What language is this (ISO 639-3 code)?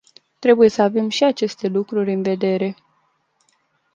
ron